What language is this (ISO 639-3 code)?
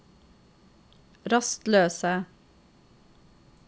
nor